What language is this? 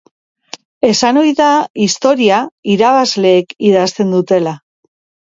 Basque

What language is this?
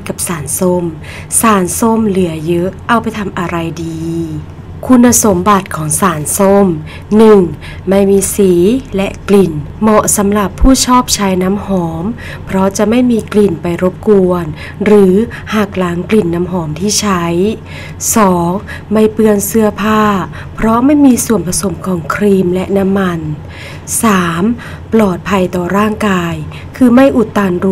Thai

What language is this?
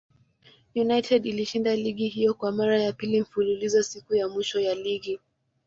Swahili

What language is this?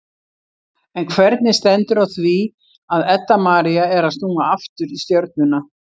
Icelandic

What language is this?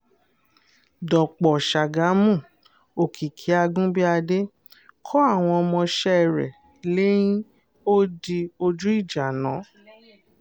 Yoruba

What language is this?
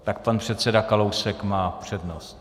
Czech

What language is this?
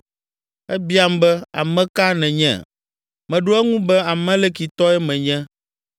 Ewe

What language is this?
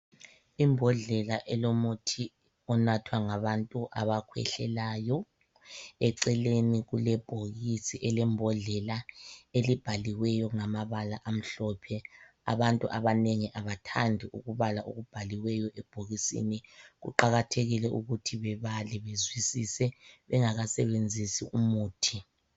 North Ndebele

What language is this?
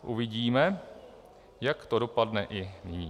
Czech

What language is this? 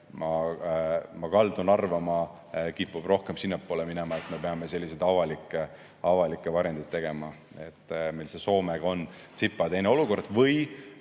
Estonian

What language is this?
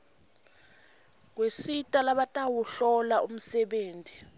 Swati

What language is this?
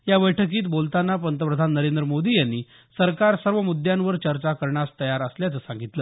Marathi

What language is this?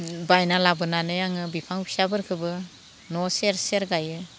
Bodo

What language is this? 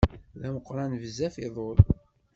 Kabyle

